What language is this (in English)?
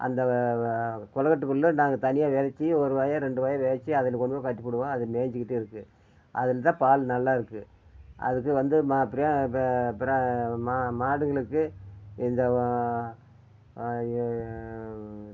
Tamil